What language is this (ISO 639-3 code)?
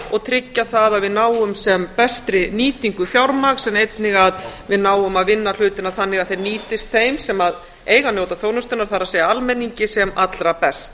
isl